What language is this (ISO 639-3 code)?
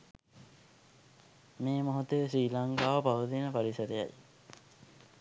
sin